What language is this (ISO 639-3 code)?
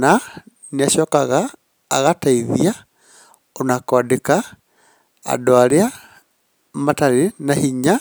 kik